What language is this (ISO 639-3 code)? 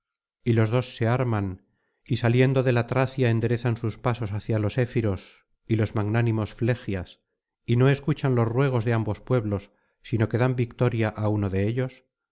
spa